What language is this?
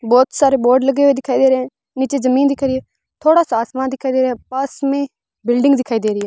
Hindi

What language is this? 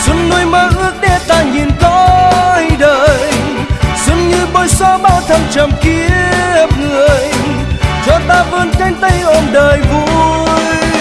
Vietnamese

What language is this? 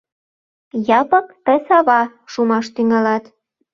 Mari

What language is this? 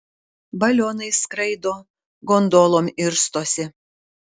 Lithuanian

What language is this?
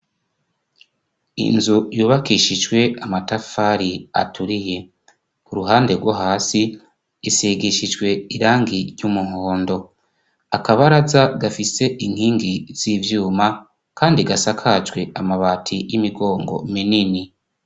Rundi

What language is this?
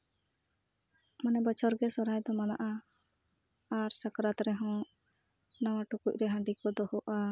Santali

